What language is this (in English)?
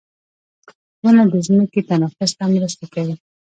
Pashto